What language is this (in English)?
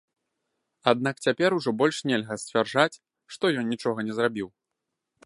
Belarusian